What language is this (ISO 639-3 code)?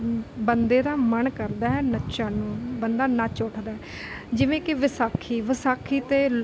pan